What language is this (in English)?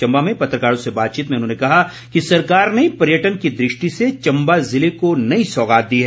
Hindi